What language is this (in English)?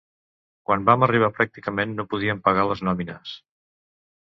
Catalan